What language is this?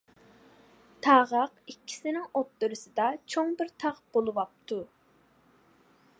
Uyghur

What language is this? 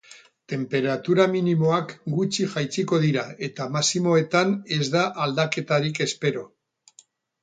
Basque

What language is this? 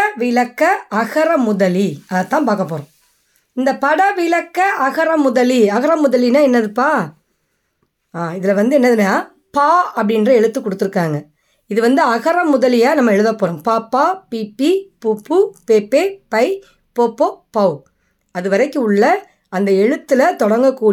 Tamil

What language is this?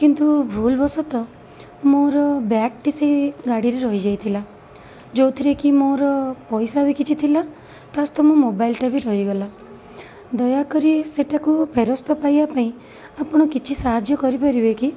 Odia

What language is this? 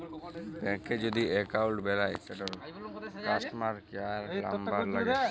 Bangla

